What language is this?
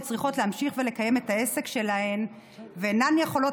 Hebrew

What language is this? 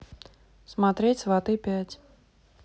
Russian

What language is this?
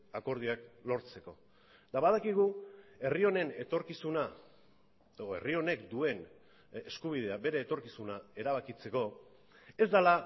Basque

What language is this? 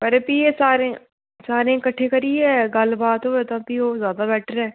Dogri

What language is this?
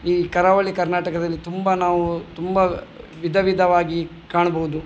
Kannada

